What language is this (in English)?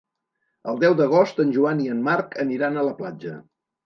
Catalan